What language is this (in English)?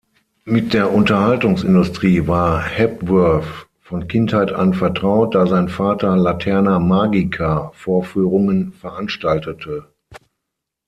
German